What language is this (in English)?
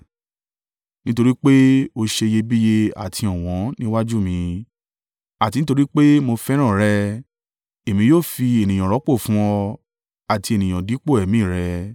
Yoruba